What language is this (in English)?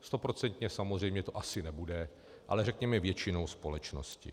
Czech